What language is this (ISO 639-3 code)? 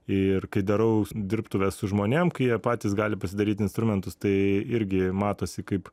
lit